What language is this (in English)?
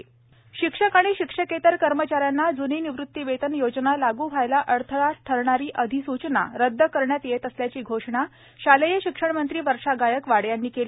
Marathi